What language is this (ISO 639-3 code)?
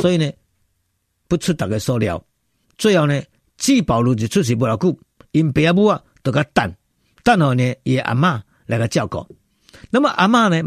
zho